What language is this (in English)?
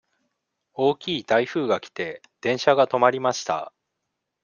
Japanese